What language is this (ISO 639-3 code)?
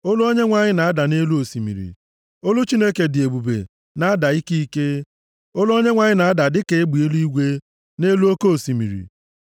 ibo